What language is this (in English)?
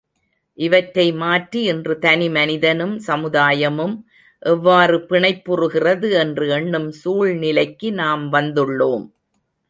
Tamil